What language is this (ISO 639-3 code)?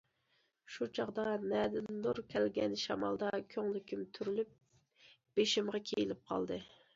uig